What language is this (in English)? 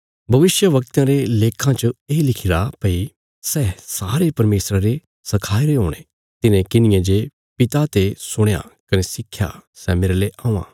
Bilaspuri